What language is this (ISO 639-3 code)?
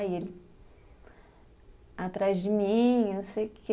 por